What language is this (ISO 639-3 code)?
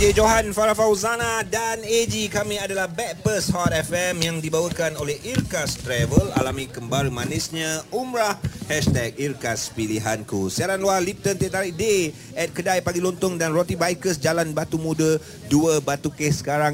msa